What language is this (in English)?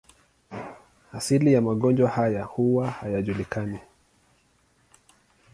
Swahili